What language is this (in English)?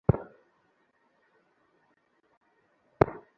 Bangla